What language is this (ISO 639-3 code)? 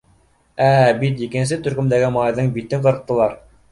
bak